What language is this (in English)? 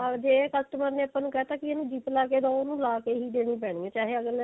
Punjabi